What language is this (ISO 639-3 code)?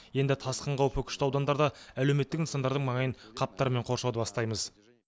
kaz